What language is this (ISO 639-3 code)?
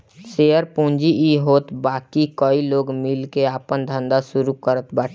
bho